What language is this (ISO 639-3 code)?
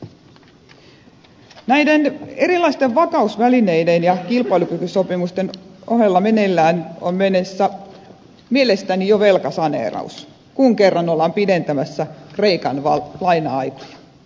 fin